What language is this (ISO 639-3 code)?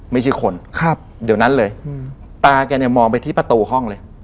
tha